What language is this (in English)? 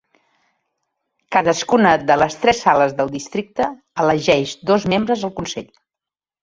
Catalan